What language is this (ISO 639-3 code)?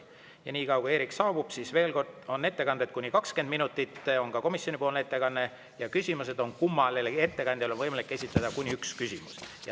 est